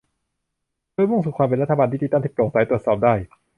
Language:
Thai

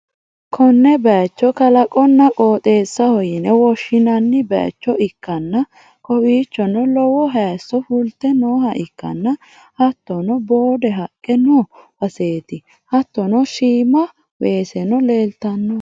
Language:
Sidamo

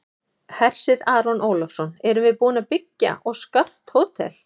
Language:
Icelandic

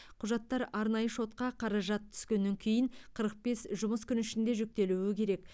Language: Kazakh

